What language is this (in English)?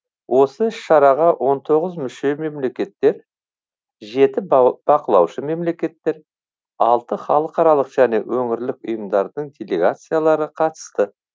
Kazakh